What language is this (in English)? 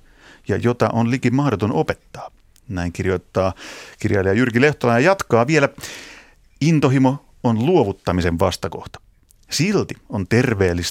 Finnish